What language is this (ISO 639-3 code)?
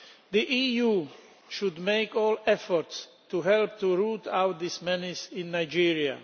eng